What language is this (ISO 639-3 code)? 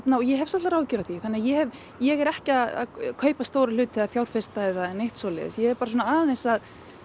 isl